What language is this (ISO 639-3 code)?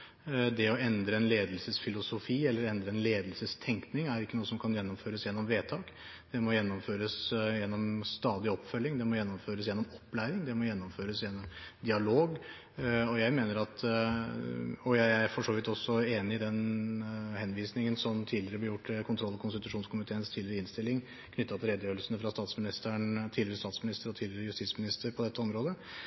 nob